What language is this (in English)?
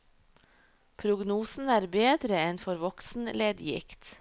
Norwegian